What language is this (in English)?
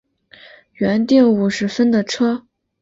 Chinese